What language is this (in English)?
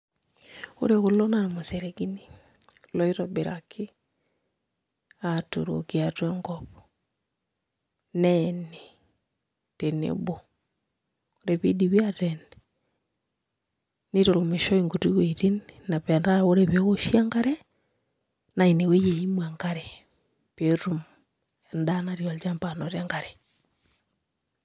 Masai